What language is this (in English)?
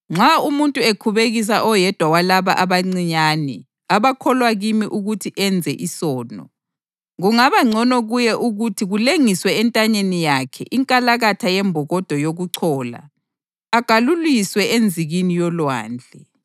North Ndebele